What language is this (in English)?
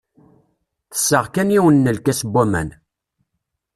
Kabyle